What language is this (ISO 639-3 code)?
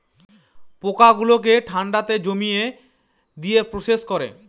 ben